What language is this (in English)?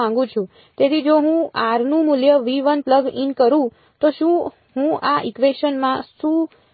Gujarati